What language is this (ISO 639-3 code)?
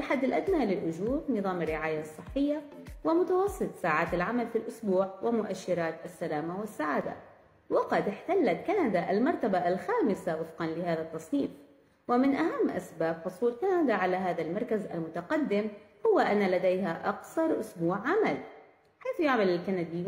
ara